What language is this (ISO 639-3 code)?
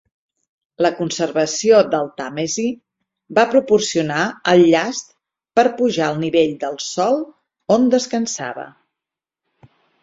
cat